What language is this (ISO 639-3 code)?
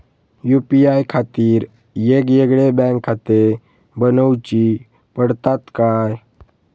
mar